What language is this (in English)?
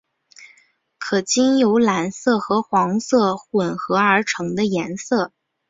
Chinese